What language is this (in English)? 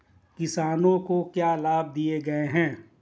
Hindi